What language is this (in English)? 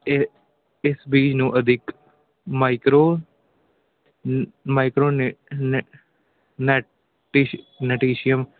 Punjabi